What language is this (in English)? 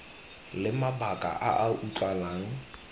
Tswana